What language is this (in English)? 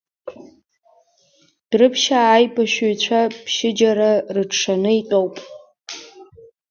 Abkhazian